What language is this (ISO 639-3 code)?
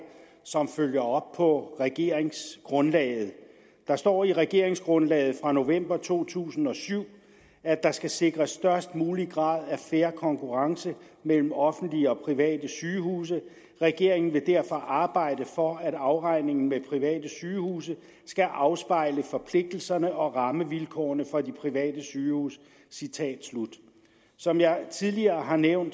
dan